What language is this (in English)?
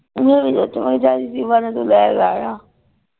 Punjabi